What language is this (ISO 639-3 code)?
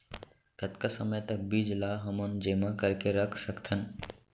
hne